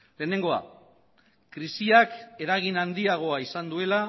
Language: Basque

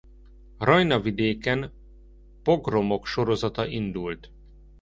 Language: Hungarian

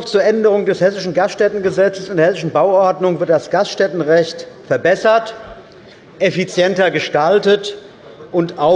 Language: German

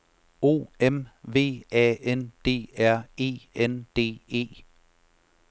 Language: Danish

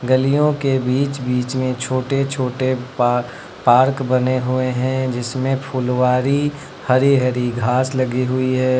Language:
Hindi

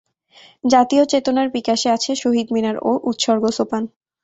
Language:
Bangla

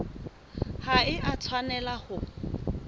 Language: Southern Sotho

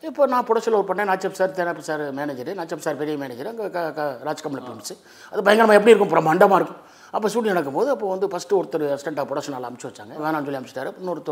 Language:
Tamil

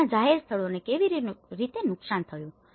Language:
Gujarati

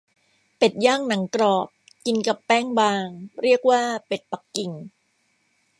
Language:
Thai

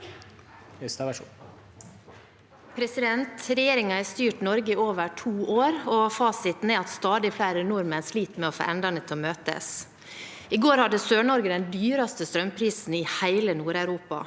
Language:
Norwegian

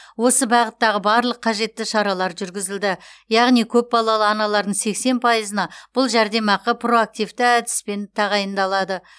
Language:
Kazakh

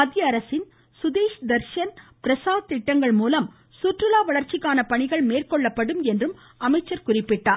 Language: Tamil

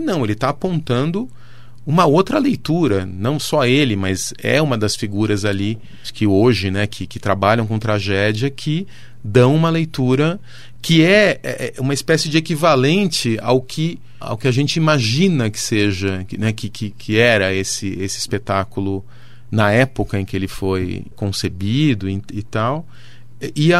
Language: Portuguese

